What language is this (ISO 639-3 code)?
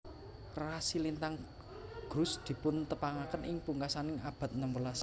jav